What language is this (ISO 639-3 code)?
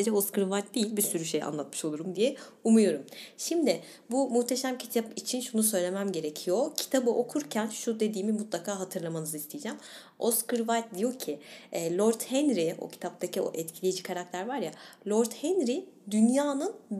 tur